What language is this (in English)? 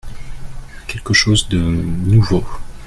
French